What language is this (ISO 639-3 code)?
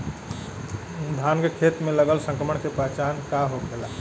bho